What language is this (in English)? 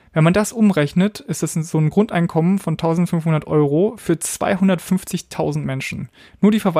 German